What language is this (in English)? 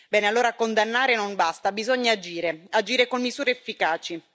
Italian